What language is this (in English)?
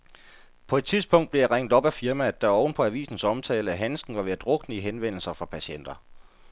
Danish